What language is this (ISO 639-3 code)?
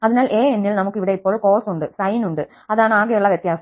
mal